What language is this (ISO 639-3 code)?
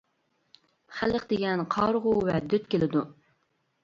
uig